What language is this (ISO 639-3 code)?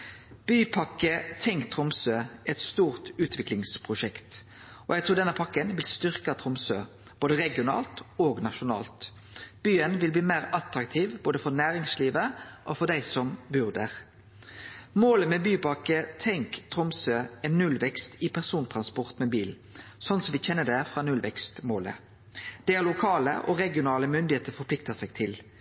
nno